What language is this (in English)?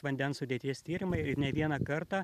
Lithuanian